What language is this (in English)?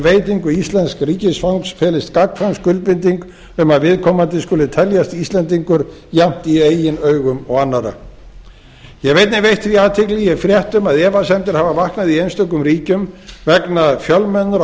Icelandic